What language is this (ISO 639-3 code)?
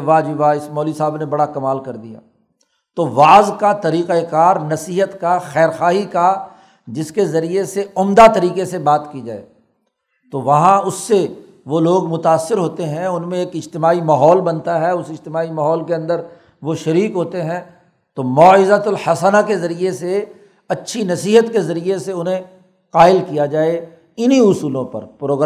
urd